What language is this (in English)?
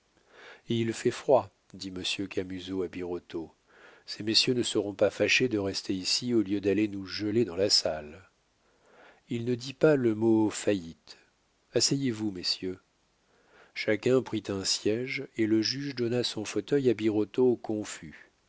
French